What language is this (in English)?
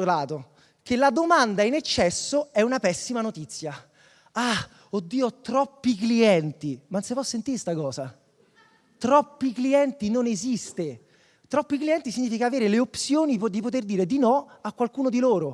Italian